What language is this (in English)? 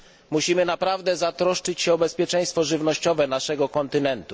Polish